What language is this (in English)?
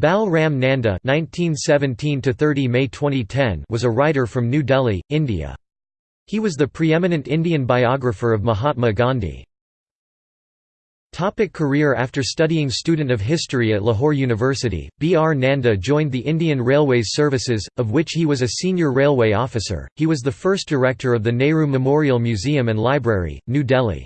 English